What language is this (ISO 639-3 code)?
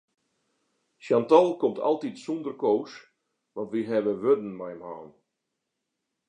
fry